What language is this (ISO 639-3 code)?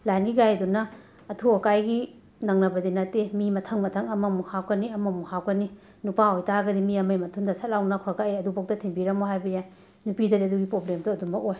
mni